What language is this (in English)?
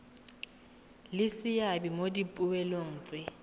Tswana